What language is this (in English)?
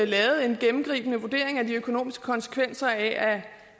Danish